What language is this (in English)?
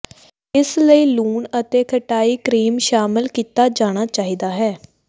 Punjabi